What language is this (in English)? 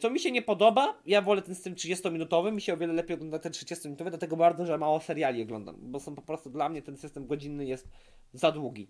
Polish